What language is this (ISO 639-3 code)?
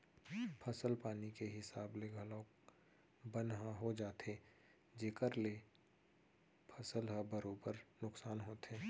hne